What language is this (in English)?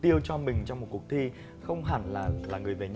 Vietnamese